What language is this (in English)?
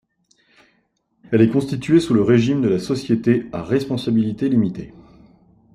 French